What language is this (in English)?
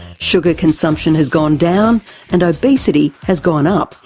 English